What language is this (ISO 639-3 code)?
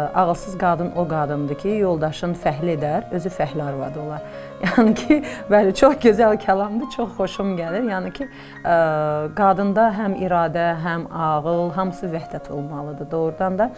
tur